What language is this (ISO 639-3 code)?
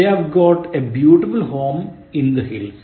mal